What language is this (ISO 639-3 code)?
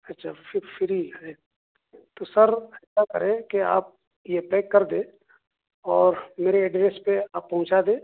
urd